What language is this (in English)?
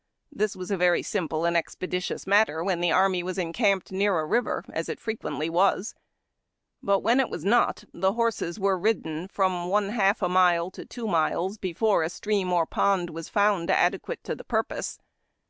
English